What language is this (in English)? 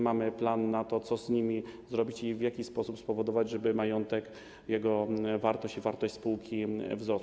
Polish